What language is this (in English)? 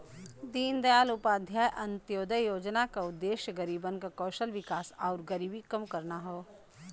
Bhojpuri